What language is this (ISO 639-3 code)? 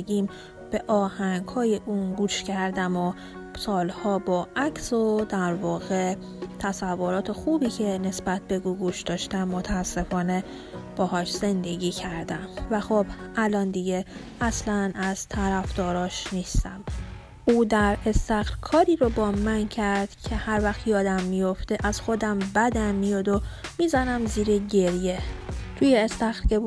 fas